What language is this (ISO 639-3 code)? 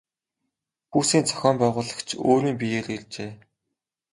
mon